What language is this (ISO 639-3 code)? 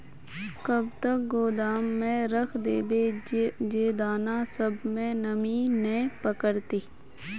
mag